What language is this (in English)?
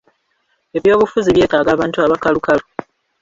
Ganda